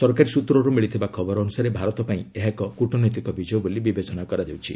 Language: Odia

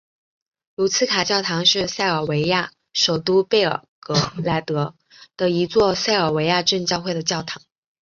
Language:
Chinese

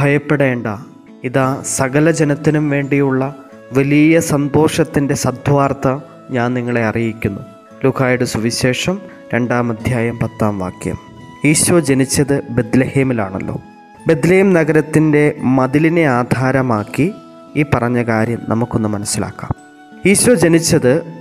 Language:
Malayalam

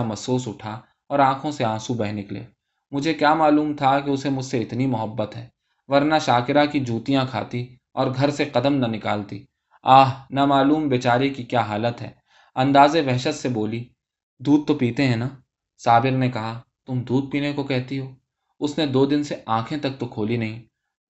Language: Urdu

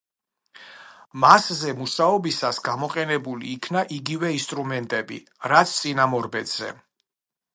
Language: Georgian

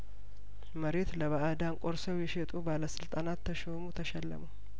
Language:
Amharic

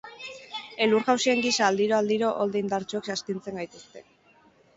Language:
Basque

